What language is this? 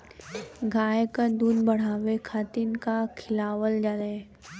Bhojpuri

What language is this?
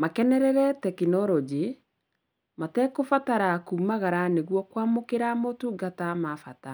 Kikuyu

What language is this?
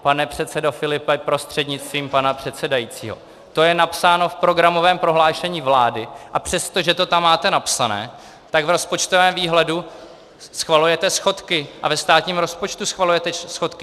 Czech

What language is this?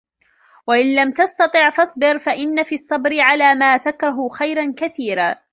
Arabic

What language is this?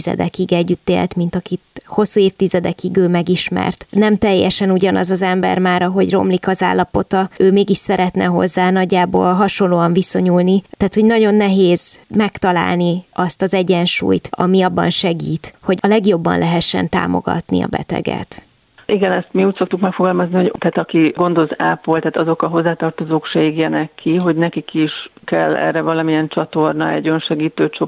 Hungarian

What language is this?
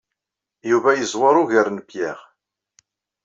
Kabyle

